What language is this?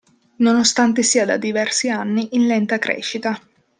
Italian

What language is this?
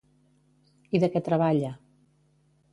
Catalan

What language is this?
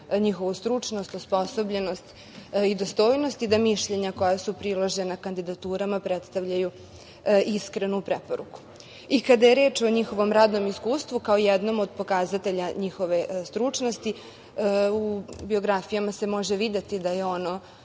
Serbian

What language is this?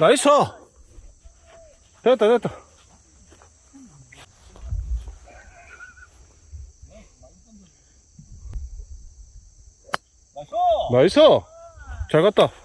Korean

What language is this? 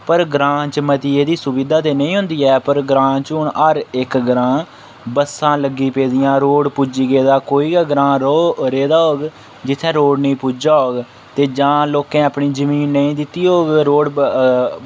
Dogri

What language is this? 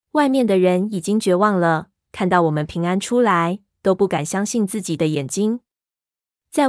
Chinese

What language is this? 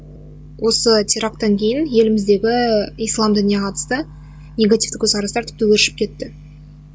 Kazakh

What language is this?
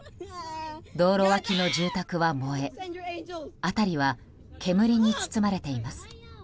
Japanese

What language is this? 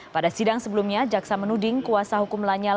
Indonesian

